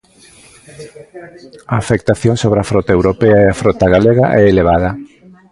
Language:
Galician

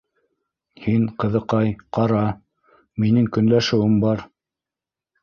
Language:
Bashkir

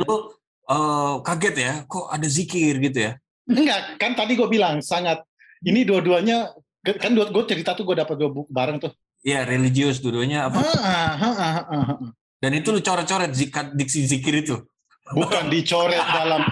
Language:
Indonesian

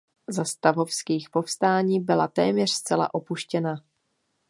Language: Czech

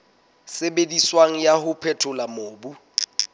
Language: Southern Sotho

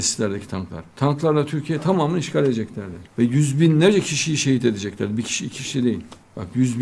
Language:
Turkish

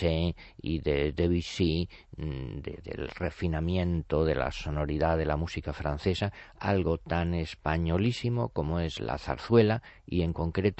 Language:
Spanish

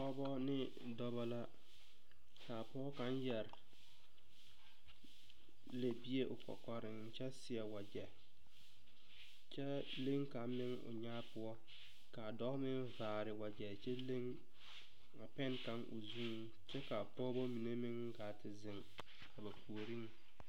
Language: Southern Dagaare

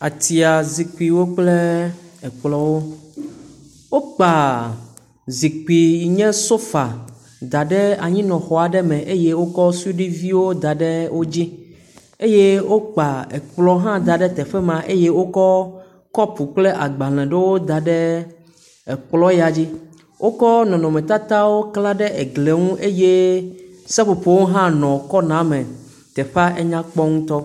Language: Ewe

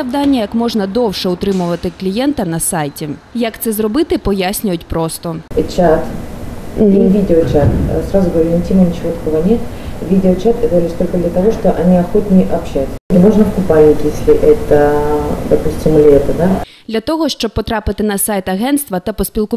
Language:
Ukrainian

